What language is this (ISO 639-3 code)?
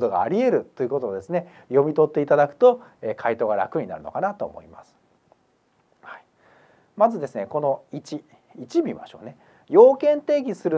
jpn